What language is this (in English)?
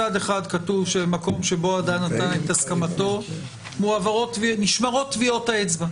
Hebrew